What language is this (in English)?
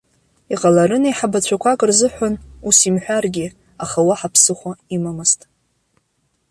Abkhazian